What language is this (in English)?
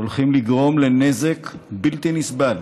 Hebrew